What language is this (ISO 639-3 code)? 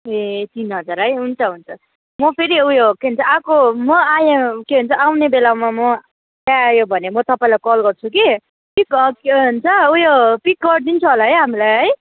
nep